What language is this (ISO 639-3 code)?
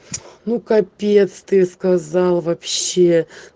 rus